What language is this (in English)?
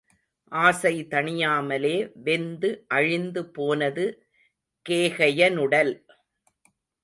Tamil